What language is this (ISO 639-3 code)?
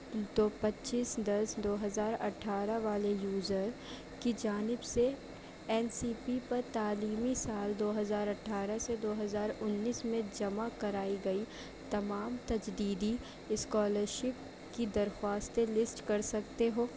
urd